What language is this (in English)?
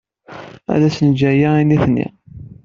Kabyle